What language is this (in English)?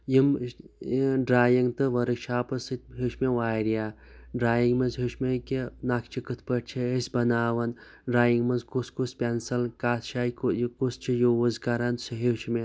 Kashmiri